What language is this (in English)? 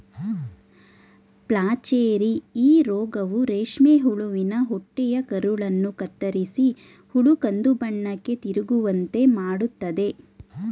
Kannada